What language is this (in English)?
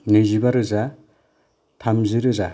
Bodo